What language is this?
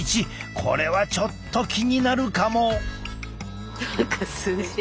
Japanese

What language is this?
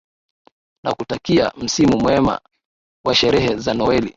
Swahili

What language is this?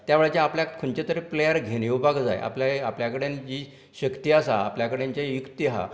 Konkani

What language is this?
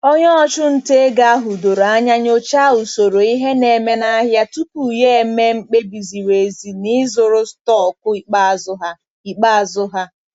Igbo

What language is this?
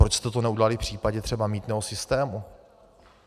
Czech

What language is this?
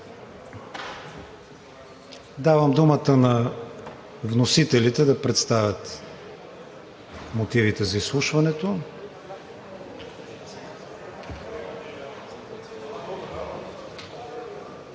Bulgarian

